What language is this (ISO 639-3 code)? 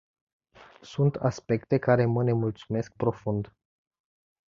ron